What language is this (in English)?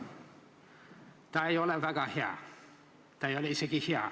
Estonian